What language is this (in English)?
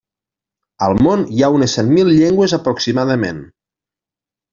Catalan